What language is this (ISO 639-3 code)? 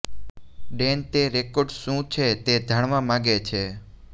guj